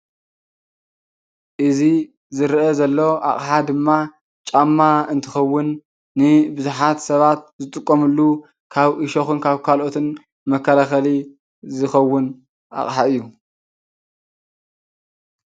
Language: Tigrinya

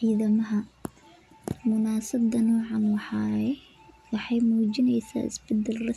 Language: Somali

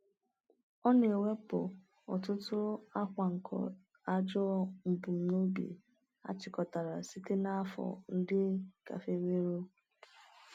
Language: Igbo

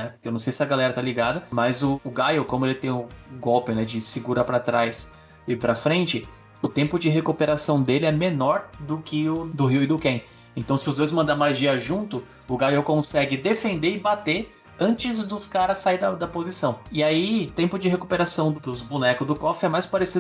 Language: Portuguese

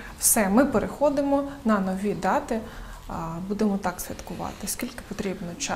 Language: Ukrainian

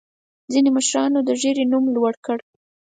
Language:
Pashto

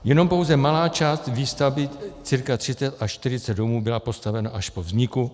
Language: Czech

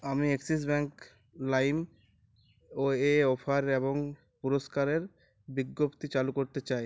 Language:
Bangla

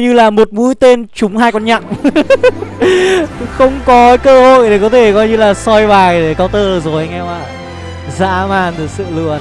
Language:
Vietnamese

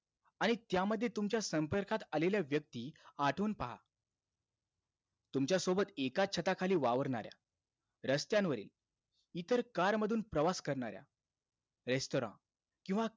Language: Marathi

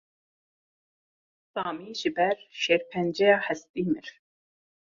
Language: Kurdish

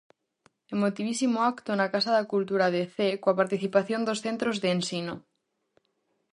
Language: Galician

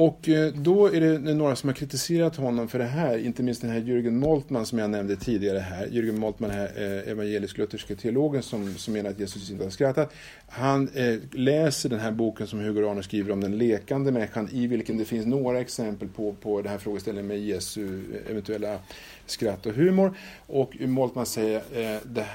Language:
Swedish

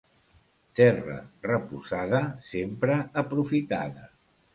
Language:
Catalan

